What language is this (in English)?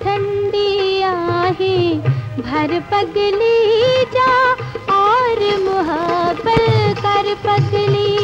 Hindi